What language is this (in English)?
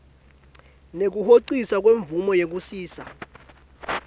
Swati